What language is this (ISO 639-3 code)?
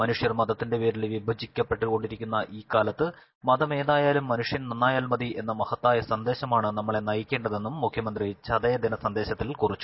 mal